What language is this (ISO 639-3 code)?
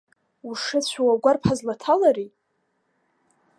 abk